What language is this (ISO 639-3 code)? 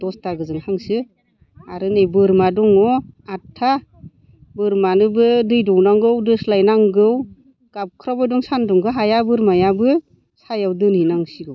brx